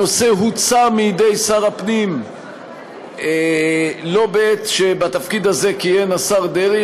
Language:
Hebrew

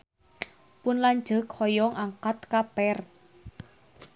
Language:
Sundanese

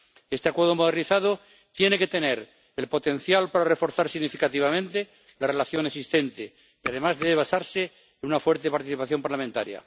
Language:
Spanish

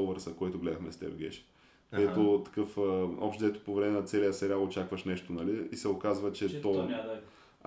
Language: Bulgarian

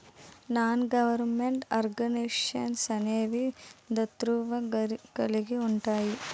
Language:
Telugu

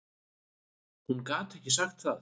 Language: Icelandic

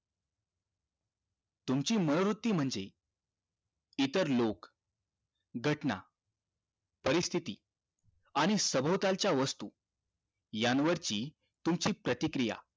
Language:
Marathi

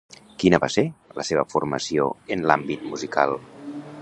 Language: Catalan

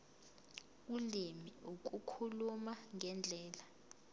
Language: Zulu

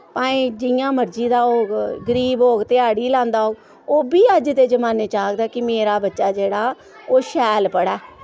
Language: Dogri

